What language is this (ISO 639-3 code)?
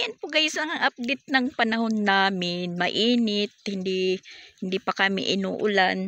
fil